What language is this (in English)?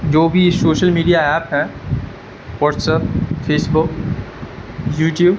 Urdu